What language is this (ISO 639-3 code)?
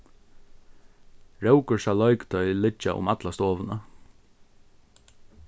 fao